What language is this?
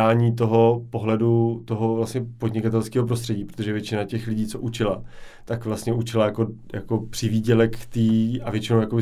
Czech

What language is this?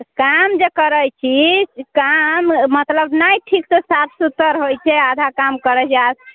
Maithili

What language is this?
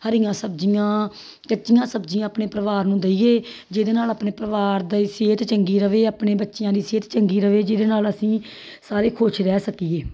Punjabi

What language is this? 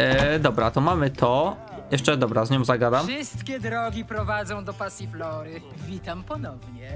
Polish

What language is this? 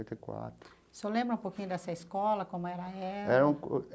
Portuguese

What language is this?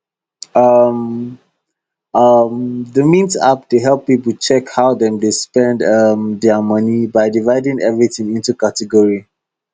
Nigerian Pidgin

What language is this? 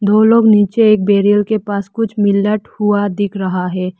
Hindi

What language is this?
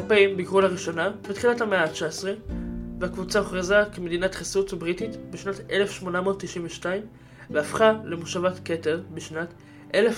Hebrew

